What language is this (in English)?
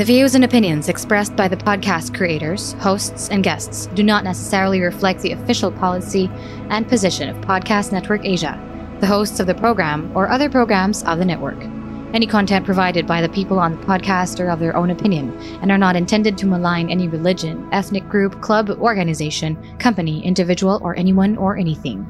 Filipino